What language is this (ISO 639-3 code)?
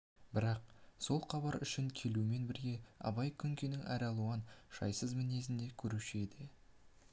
kaz